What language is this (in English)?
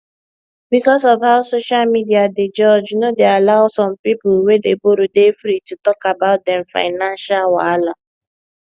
Nigerian Pidgin